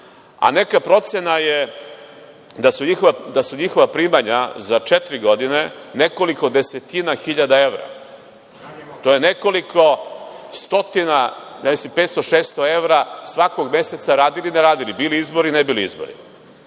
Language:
Serbian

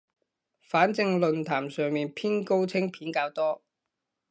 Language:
Cantonese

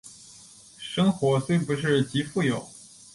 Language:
Chinese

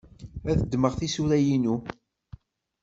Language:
Kabyle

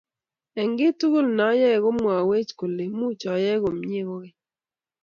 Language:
Kalenjin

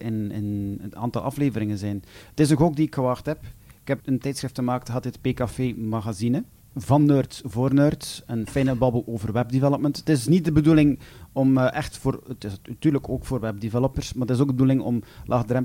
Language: Dutch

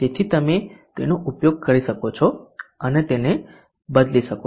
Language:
Gujarati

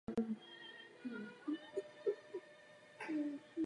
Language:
Czech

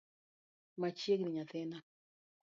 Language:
Luo (Kenya and Tanzania)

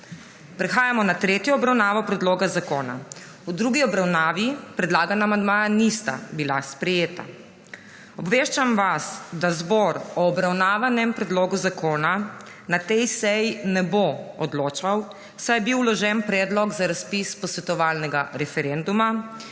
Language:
Slovenian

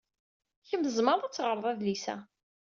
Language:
Kabyle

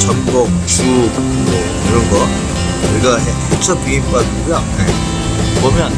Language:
Korean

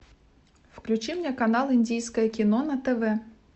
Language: Russian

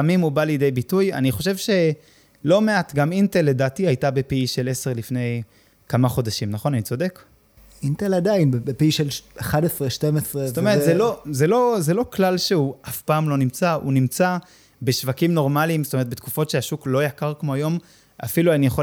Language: Hebrew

